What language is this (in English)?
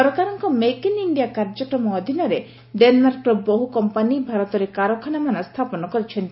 Odia